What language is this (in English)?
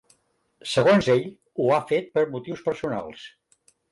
Catalan